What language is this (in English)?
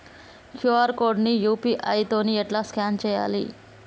Telugu